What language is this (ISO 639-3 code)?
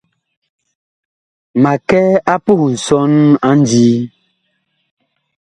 bkh